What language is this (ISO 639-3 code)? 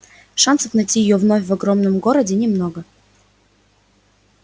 rus